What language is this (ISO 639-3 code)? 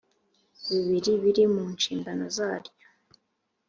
kin